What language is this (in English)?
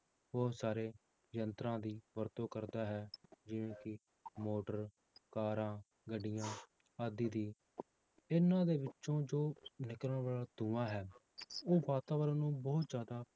Punjabi